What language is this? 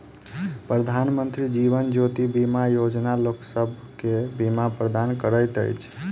Maithili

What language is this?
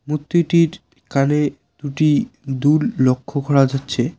Bangla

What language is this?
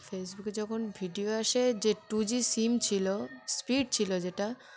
Bangla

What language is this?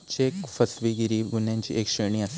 Marathi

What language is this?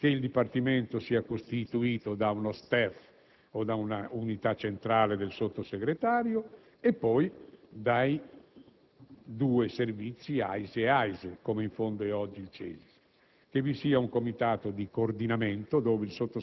Italian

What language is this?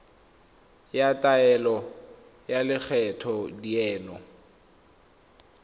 Tswana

